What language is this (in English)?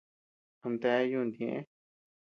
Tepeuxila Cuicatec